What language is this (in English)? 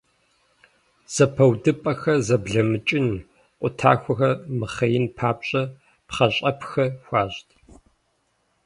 Kabardian